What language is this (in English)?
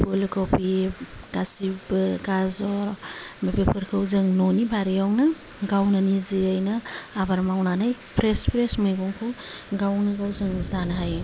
Bodo